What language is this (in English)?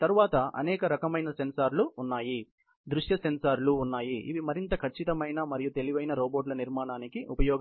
Telugu